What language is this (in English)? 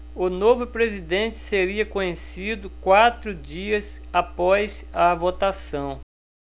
Portuguese